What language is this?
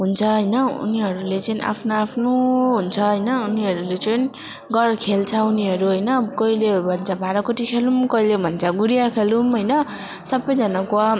Nepali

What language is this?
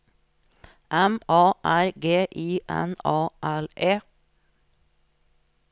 Norwegian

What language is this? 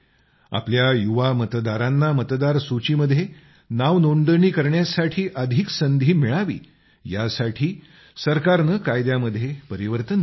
Marathi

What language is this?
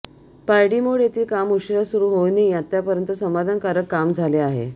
Marathi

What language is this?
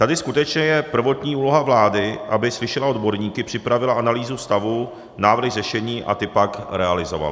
Czech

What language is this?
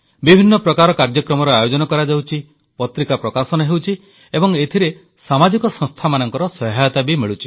Odia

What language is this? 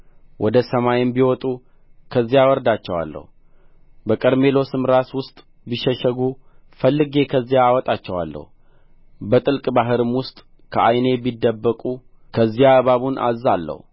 Amharic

